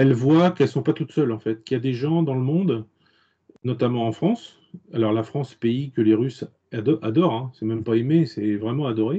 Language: French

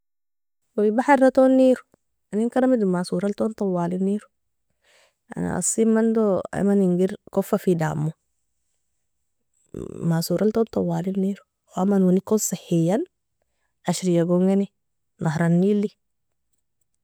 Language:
Nobiin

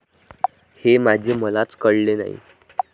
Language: Marathi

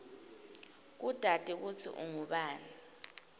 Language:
Swati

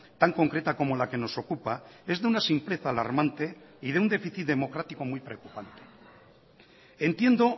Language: Spanish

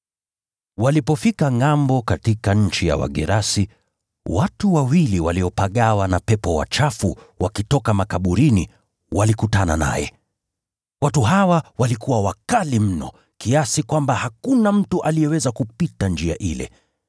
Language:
Swahili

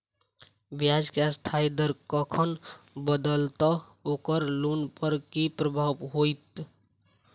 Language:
Maithili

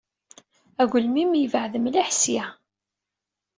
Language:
Kabyle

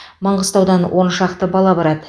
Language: Kazakh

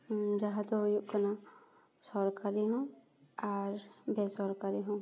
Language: Santali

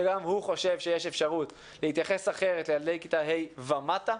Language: Hebrew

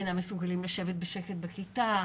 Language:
Hebrew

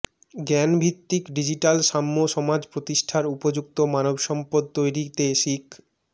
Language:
Bangla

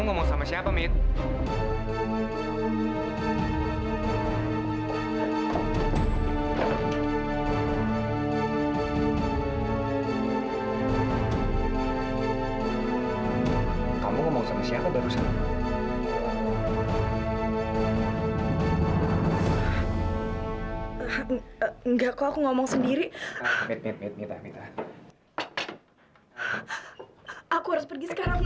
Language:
Indonesian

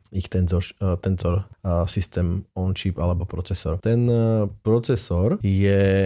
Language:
Slovak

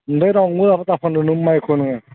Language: Bodo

